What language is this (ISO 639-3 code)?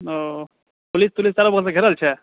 mai